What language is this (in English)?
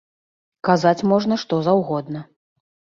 Belarusian